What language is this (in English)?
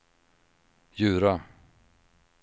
Swedish